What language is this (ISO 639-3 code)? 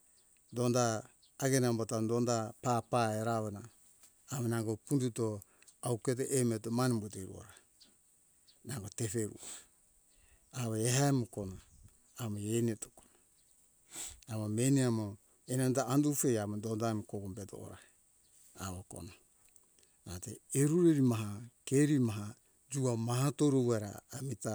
hkk